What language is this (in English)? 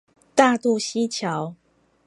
Chinese